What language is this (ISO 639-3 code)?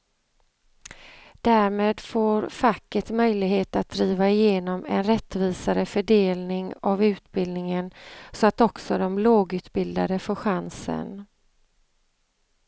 swe